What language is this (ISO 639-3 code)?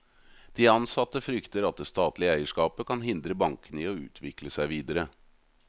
nor